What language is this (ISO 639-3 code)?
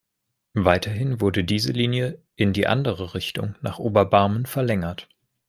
deu